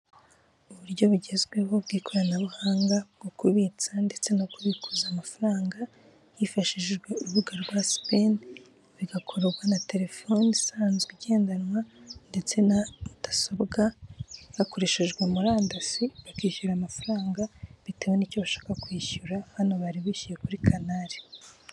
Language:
Kinyarwanda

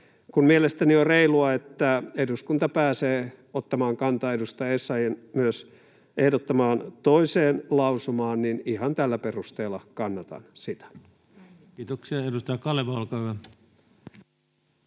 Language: Finnish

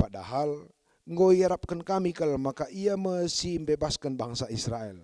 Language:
Indonesian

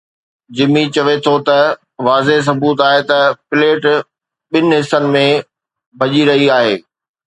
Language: Sindhi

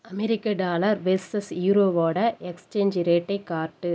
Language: Tamil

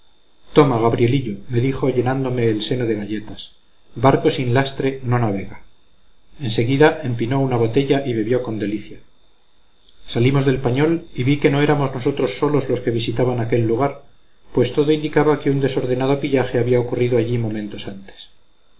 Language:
Spanish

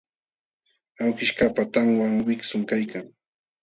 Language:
Jauja Wanca Quechua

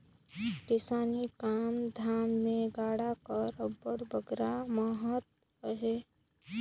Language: Chhattisgarhi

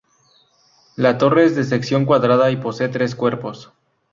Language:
Spanish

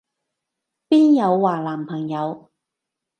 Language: Cantonese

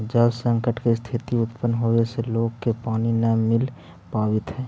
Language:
Magahi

